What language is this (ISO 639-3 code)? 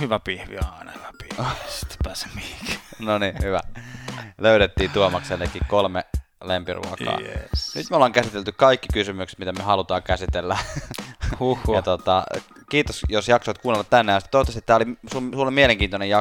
fin